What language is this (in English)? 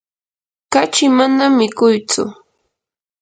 Yanahuanca Pasco Quechua